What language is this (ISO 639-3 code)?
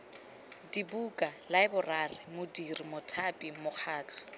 tsn